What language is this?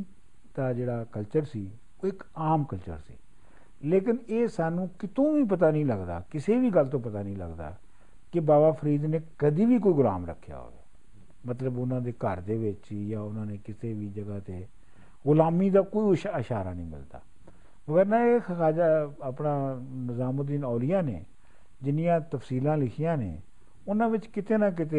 Punjabi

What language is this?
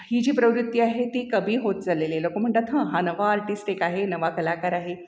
Marathi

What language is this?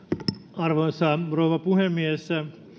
Finnish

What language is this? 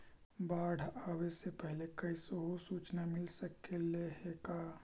Magahi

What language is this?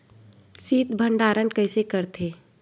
Chhattisgarhi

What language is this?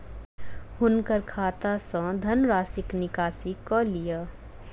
Maithili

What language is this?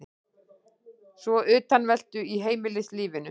Icelandic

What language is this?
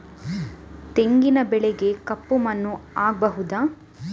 Kannada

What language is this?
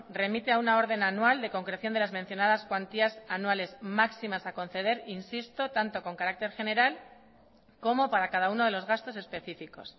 Spanish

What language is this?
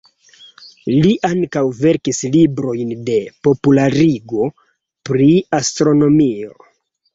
Esperanto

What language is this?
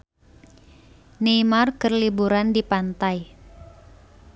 Sundanese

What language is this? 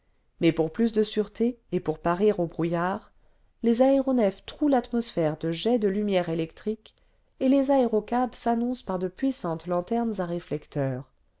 French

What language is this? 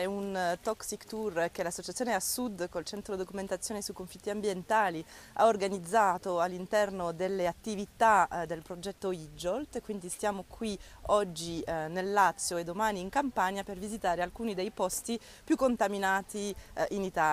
Italian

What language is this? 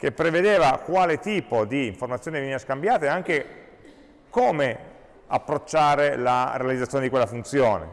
Italian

